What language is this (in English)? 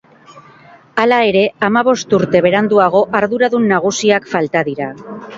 Basque